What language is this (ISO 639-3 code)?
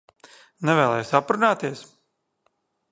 lav